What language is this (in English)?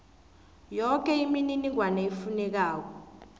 South Ndebele